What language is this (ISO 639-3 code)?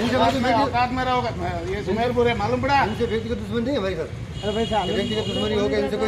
hin